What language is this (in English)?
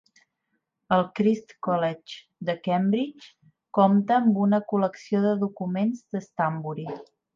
Catalan